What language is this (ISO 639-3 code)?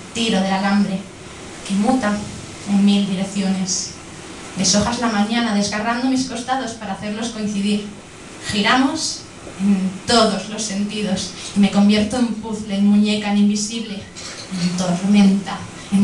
spa